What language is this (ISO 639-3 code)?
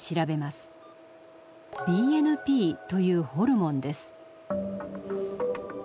jpn